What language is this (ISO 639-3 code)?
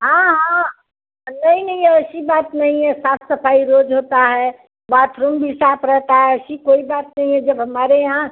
hin